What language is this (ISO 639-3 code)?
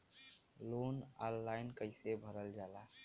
bho